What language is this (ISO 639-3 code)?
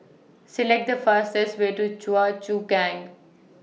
eng